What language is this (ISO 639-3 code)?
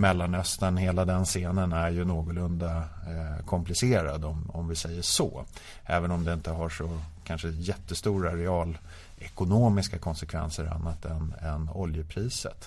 swe